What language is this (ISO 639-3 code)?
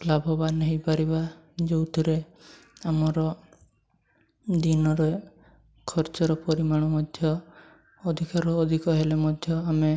ori